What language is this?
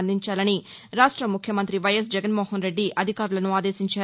Telugu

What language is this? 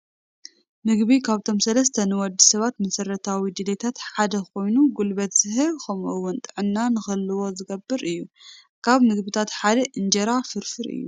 Tigrinya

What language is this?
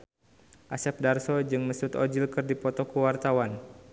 Sundanese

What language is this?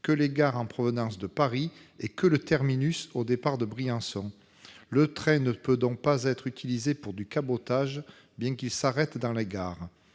French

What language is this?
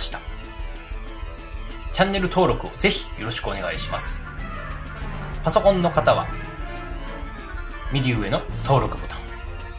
Japanese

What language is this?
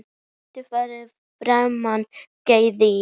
Icelandic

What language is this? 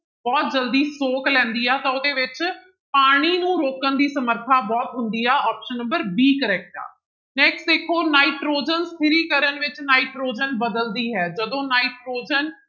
Punjabi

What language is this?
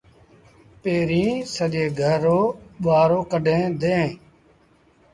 Sindhi Bhil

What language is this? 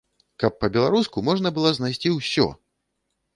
Belarusian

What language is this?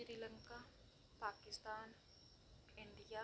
Dogri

